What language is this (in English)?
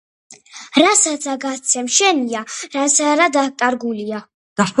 Georgian